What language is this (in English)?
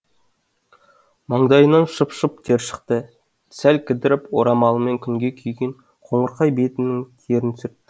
Kazakh